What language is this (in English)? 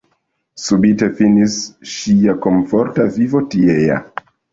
Esperanto